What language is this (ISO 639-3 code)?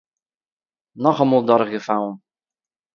yid